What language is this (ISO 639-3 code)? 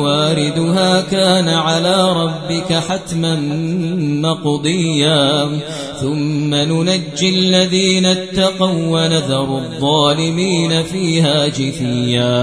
ara